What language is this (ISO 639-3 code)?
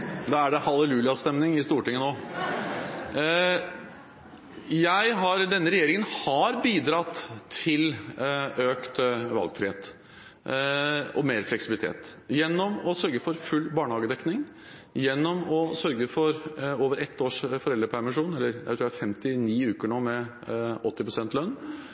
nor